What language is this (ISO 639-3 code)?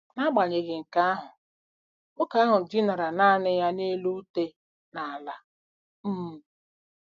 ibo